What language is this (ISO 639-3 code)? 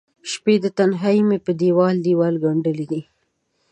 pus